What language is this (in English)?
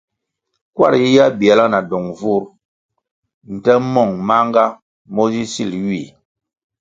Kwasio